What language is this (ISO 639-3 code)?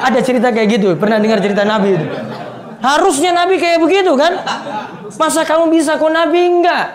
ind